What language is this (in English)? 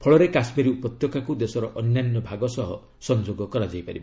Odia